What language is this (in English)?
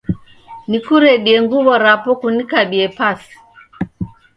Taita